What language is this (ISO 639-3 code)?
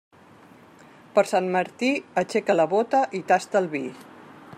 cat